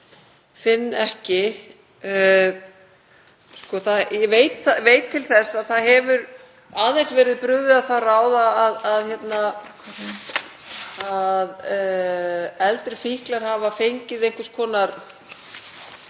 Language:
Icelandic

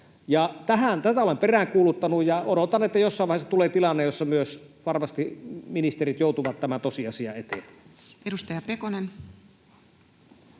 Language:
Finnish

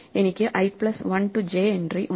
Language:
Malayalam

